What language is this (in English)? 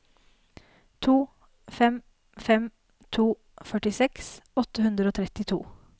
Norwegian